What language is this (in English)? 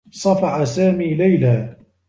Arabic